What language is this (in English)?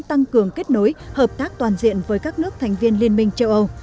Vietnamese